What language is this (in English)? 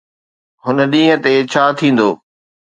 Sindhi